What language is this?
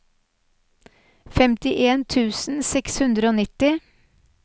Norwegian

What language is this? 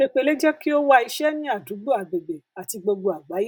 Yoruba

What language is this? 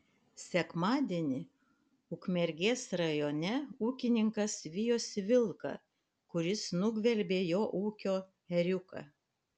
Lithuanian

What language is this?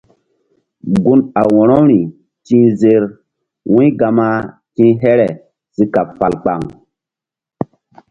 Mbum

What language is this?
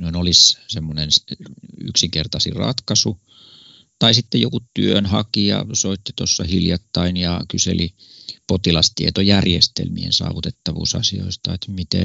Finnish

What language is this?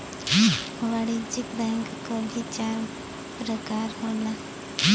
Bhojpuri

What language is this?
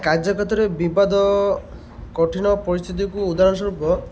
Odia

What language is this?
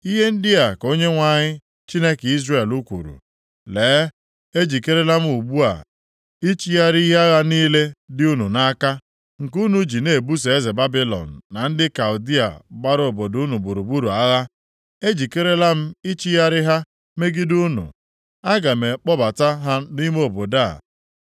Igbo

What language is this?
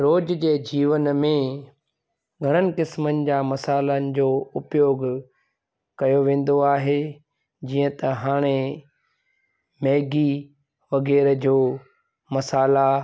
Sindhi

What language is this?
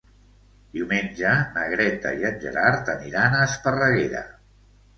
Catalan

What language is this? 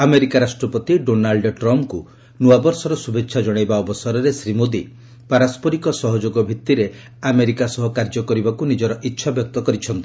Odia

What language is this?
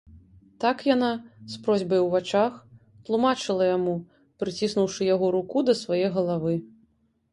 Belarusian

